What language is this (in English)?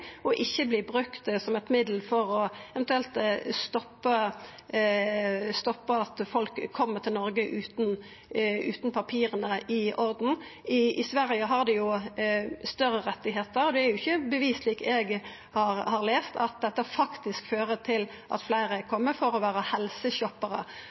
Norwegian Nynorsk